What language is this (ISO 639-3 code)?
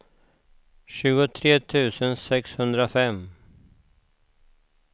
swe